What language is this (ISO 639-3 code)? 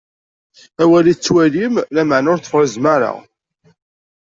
kab